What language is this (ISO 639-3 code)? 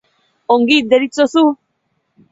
eus